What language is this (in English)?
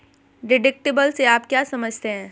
Hindi